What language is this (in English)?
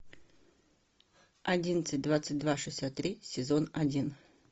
Russian